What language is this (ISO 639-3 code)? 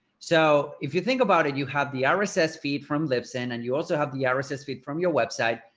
eng